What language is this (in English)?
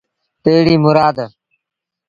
Sindhi Bhil